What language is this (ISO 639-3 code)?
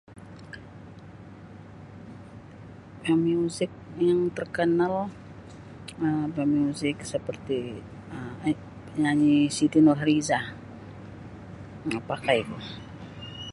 bsy